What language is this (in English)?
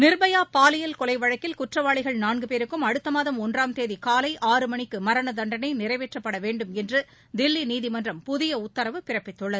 Tamil